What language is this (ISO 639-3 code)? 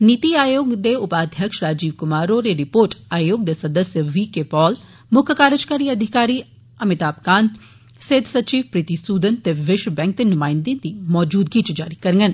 doi